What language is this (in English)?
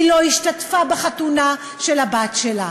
Hebrew